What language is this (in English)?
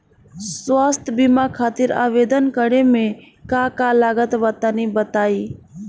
Bhojpuri